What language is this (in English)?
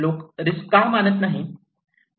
Marathi